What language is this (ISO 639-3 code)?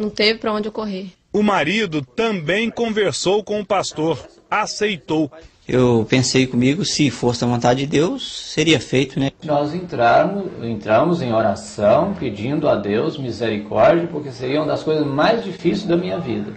por